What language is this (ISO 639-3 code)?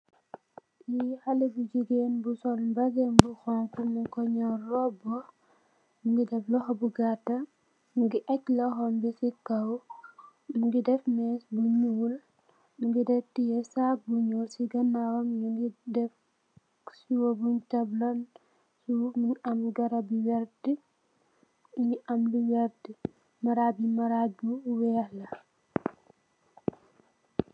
wol